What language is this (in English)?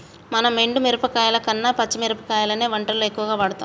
Telugu